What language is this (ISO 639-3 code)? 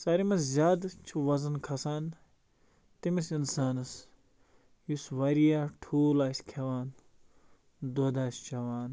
kas